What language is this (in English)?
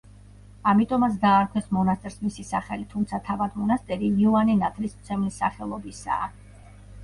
Georgian